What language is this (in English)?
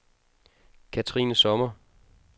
Danish